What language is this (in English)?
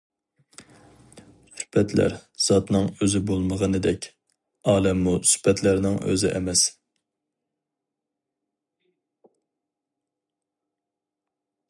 Uyghur